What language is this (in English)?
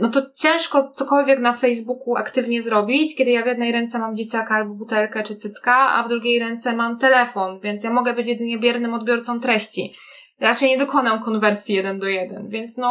Polish